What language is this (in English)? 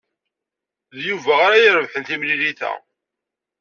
Kabyle